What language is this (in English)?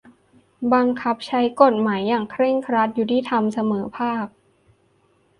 Thai